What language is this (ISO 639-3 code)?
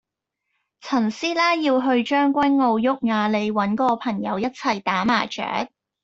yue